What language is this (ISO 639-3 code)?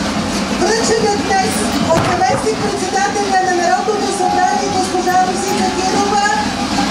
bul